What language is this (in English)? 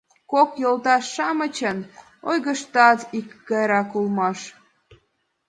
Mari